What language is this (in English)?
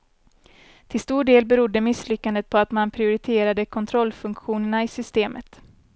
Swedish